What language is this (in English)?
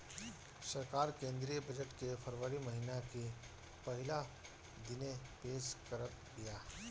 Bhojpuri